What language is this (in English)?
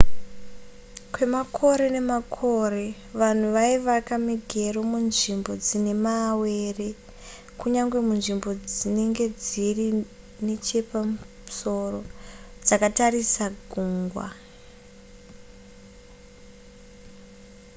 Shona